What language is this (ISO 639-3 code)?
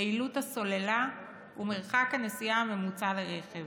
heb